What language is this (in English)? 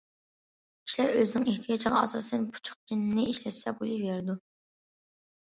Uyghur